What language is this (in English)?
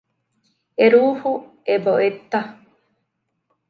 Divehi